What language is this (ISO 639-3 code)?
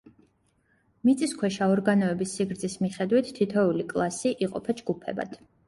kat